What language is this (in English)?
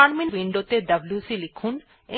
Bangla